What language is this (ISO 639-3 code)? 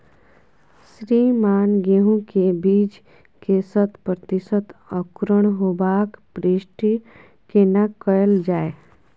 mai